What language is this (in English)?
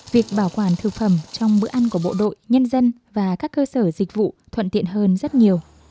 Vietnamese